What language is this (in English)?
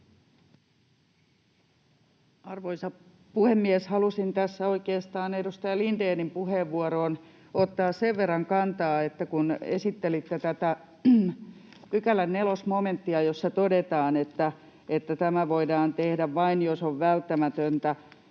Finnish